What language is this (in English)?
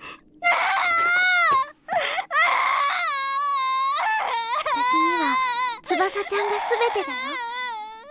Japanese